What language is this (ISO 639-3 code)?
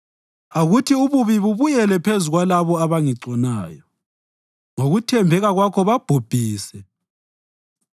nde